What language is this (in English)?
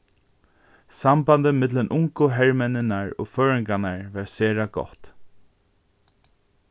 Faroese